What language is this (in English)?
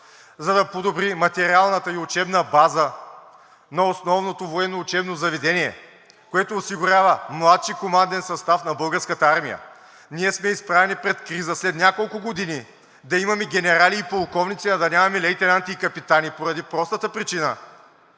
Bulgarian